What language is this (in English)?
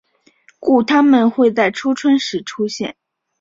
Chinese